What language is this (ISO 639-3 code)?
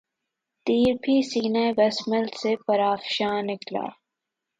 urd